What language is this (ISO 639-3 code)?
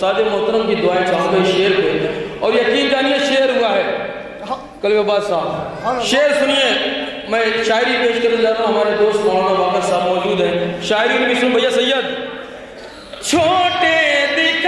ara